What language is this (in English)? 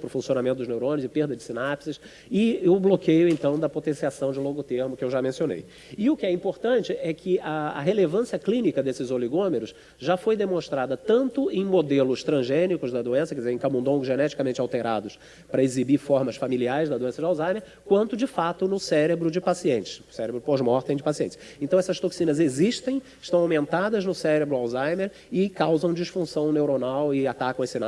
Portuguese